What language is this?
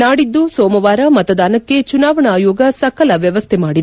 Kannada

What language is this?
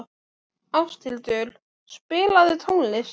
Icelandic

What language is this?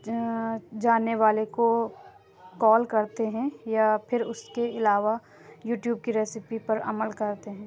Urdu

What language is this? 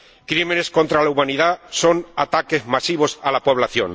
Spanish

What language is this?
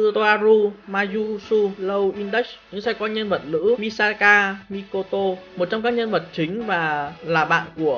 Vietnamese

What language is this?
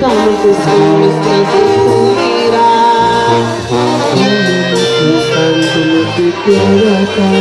Indonesian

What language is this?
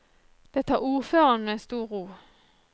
Norwegian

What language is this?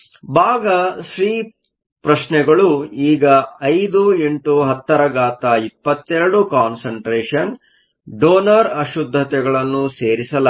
Kannada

